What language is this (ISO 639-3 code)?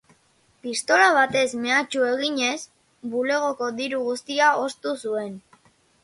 eus